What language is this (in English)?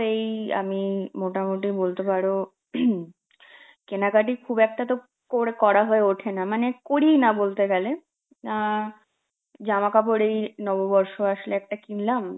Bangla